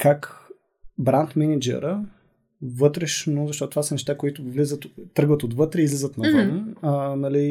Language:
Bulgarian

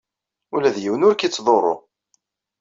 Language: Kabyle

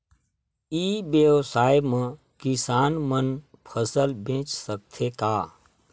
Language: Chhattisgarhi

